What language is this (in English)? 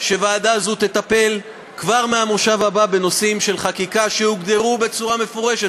Hebrew